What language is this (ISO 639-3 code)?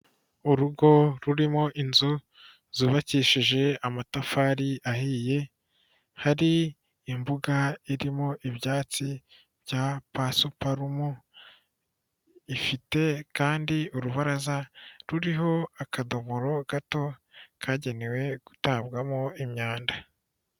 kin